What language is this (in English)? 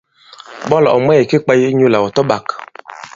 Bankon